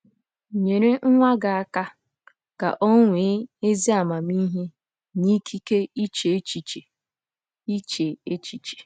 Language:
Igbo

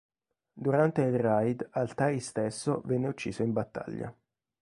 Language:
Italian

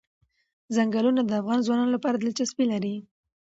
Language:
Pashto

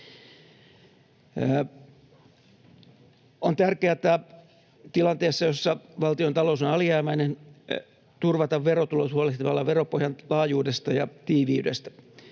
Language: Finnish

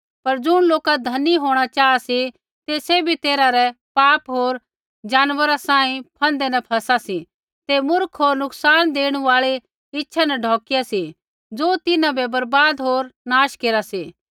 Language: Kullu Pahari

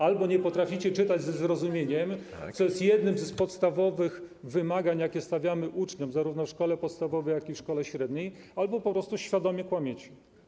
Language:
Polish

